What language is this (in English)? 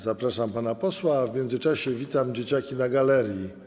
Polish